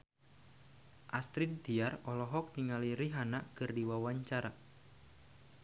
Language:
Sundanese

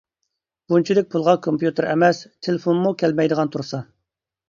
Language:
Uyghur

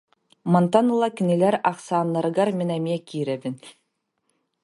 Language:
Yakut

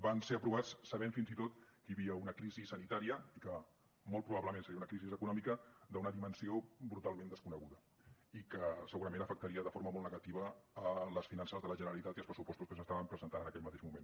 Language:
Catalan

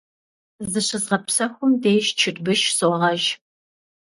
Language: Kabardian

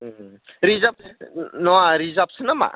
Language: Bodo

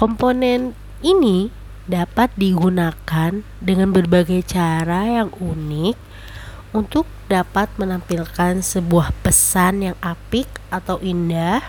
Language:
Indonesian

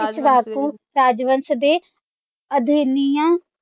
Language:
Punjabi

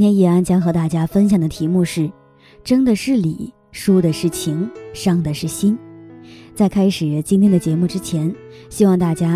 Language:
Chinese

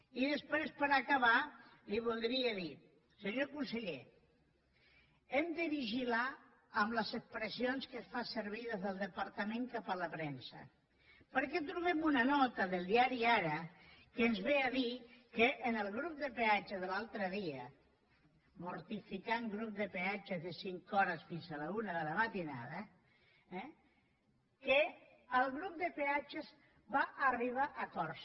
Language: Catalan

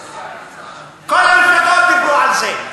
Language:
Hebrew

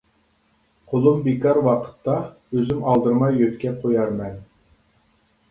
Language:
Uyghur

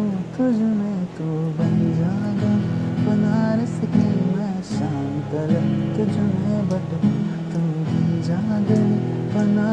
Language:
Hindi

